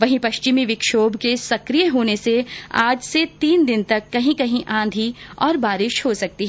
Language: Hindi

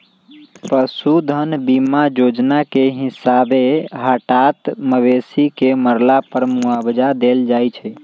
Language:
Magahi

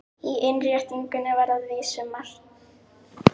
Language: Icelandic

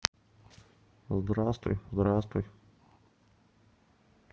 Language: Russian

